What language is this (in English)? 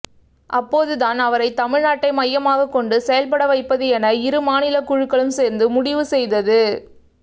Tamil